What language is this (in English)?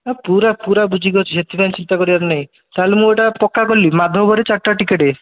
Odia